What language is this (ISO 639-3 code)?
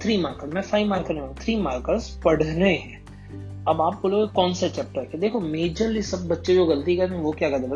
hin